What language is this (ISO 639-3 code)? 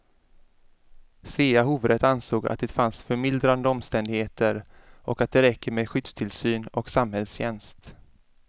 swe